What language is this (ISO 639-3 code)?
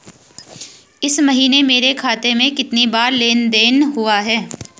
hin